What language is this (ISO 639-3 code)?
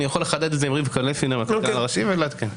heb